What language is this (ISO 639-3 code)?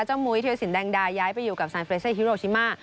tha